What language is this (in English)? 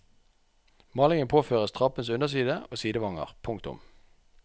Norwegian